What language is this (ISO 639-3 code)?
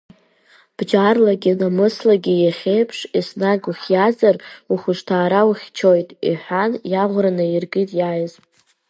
abk